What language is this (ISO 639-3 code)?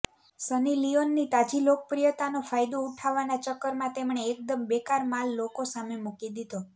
guj